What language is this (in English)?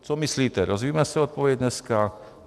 Czech